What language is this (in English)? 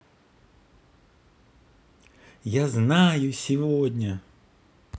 Russian